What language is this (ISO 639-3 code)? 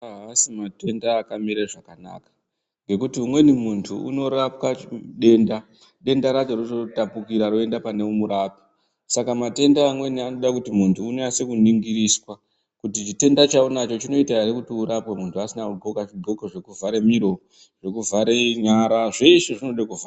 ndc